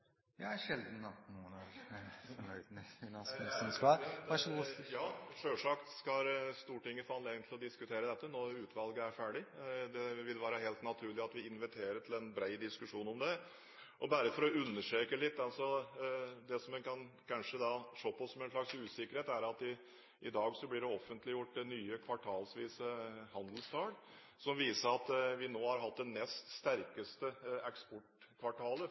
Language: Norwegian Bokmål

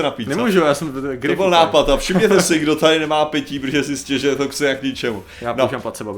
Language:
Czech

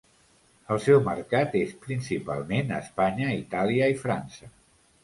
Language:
Catalan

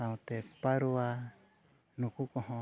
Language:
Santali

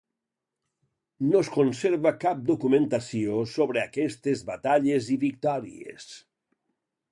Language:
Catalan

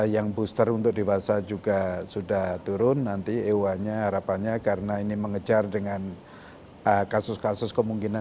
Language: Indonesian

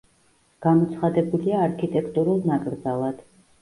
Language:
Georgian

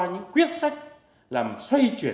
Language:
Vietnamese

